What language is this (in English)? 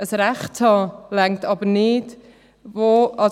Swiss German